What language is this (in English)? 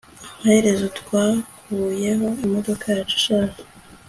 Kinyarwanda